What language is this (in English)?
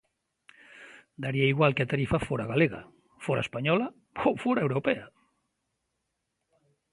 Galician